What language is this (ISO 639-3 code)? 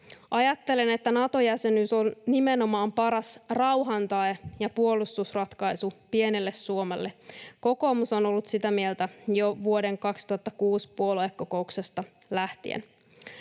fin